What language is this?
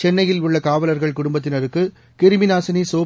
Tamil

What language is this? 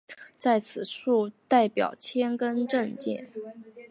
Chinese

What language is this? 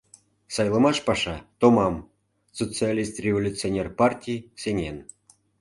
Mari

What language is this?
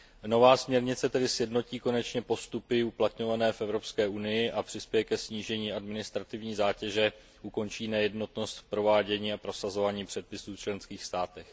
Czech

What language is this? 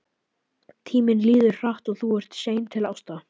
Icelandic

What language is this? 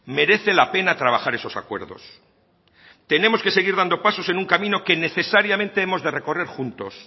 Spanish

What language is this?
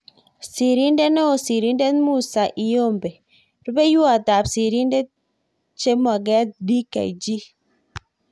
Kalenjin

